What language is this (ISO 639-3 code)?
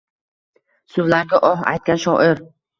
uzb